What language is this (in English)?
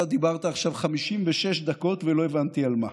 Hebrew